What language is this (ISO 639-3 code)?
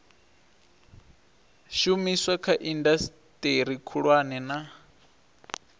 ven